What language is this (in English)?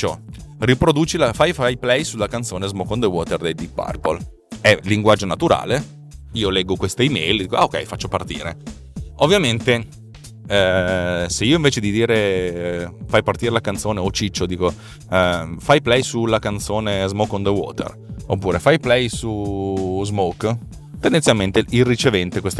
Italian